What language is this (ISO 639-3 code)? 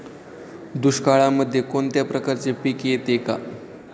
mar